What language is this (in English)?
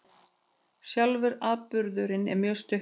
Icelandic